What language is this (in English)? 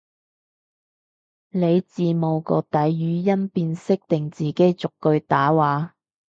Cantonese